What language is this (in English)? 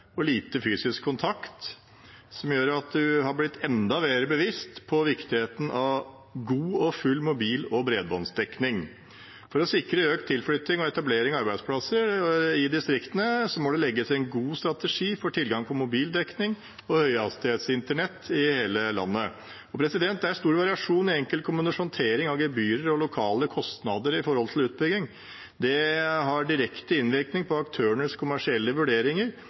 Norwegian Bokmål